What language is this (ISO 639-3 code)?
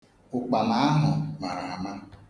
ibo